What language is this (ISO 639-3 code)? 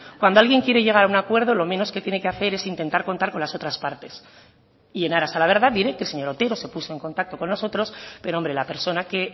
spa